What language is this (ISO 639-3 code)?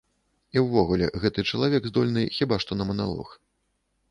bel